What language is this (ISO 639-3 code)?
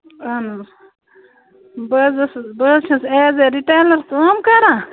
kas